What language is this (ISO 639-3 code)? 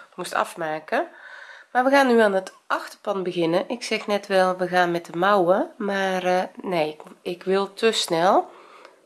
nld